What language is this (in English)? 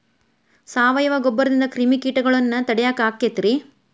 Kannada